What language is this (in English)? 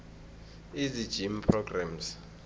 South Ndebele